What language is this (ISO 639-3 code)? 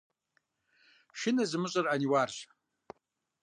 kbd